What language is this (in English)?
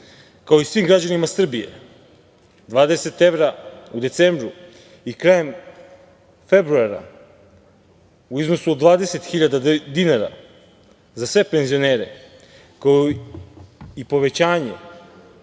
Serbian